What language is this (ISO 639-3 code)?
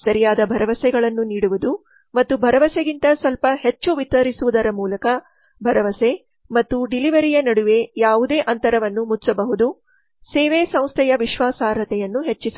kan